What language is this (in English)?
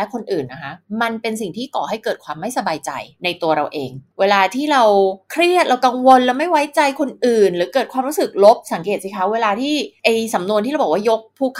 Thai